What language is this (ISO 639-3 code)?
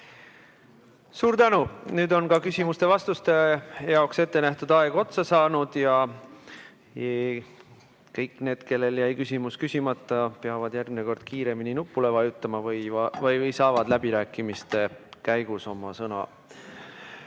est